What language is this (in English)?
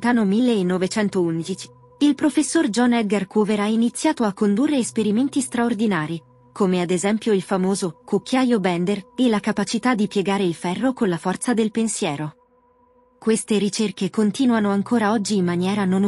Italian